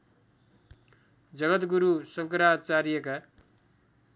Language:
Nepali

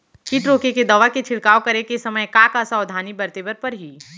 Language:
Chhattisgarhi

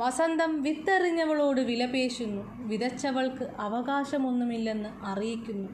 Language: Malayalam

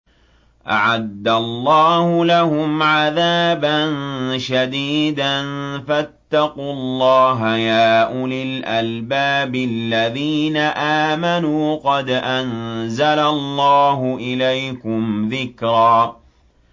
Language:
Arabic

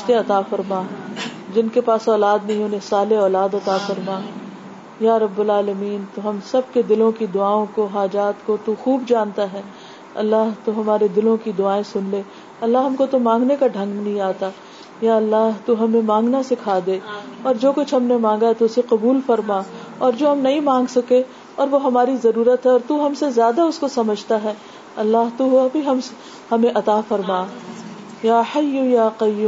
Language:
Urdu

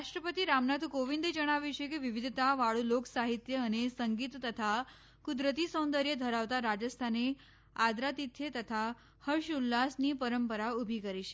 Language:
Gujarati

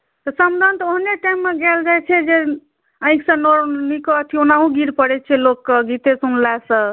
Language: Maithili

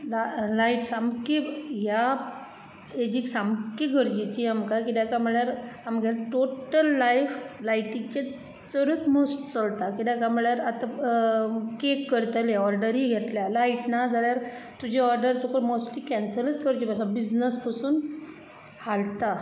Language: Konkani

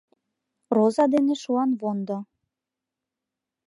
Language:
Mari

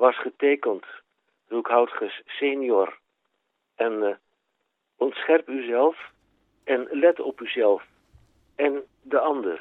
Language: Dutch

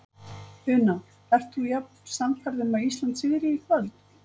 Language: Icelandic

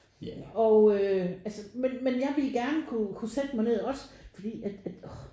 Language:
Danish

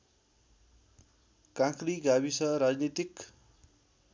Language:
Nepali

